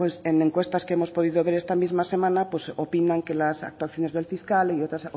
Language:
Spanish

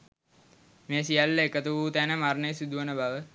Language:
Sinhala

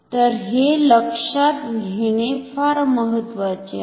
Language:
Marathi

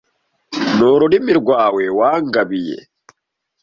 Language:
Kinyarwanda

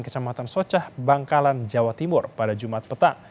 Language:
Indonesian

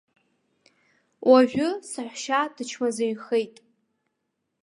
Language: Abkhazian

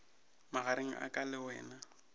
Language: Northern Sotho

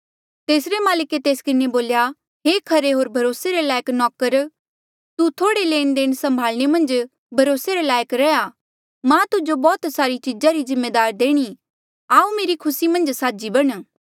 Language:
Mandeali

